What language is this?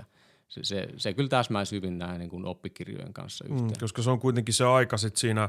Finnish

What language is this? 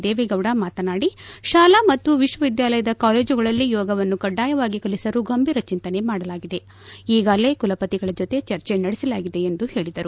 Kannada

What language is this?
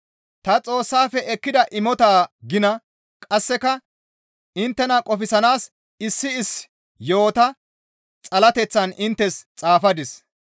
Gamo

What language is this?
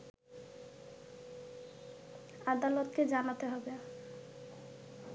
Bangla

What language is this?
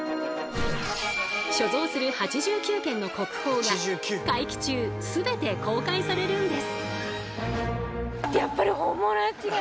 Japanese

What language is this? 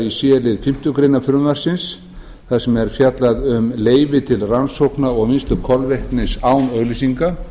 Icelandic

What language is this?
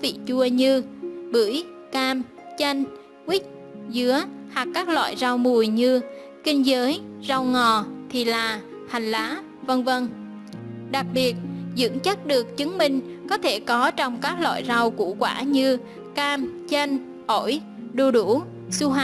Vietnamese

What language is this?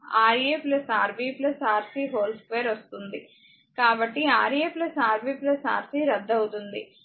Telugu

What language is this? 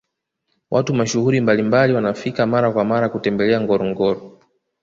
Swahili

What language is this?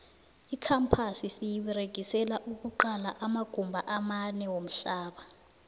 South Ndebele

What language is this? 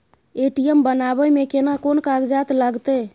Maithili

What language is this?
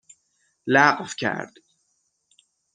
Persian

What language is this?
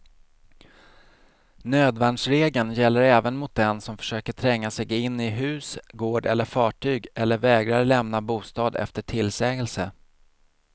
Swedish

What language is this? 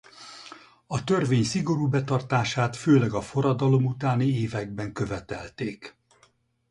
Hungarian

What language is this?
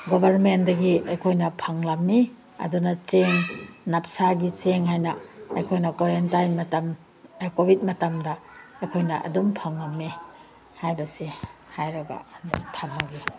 Manipuri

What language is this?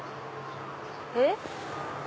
Japanese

